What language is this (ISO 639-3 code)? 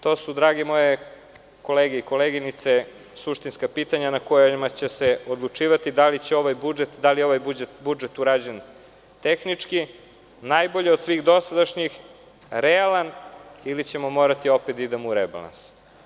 srp